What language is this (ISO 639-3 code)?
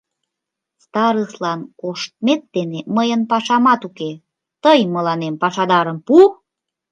chm